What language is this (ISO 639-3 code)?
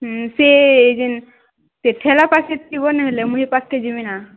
ori